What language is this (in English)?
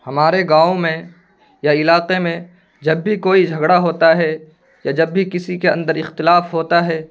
Urdu